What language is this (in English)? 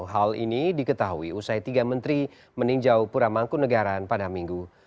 Indonesian